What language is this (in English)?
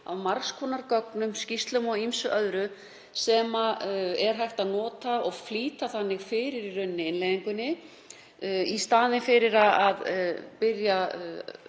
Icelandic